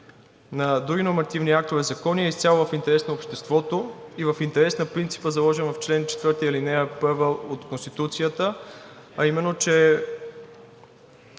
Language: Bulgarian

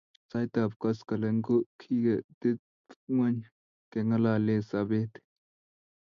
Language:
Kalenjin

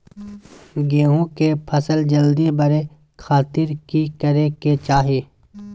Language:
Magahi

